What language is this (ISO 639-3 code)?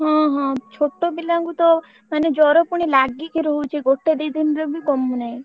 ori